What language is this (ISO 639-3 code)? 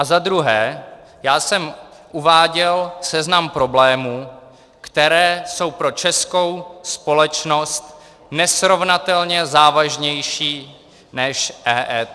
ces